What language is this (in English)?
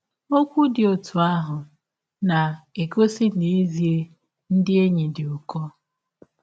Igbo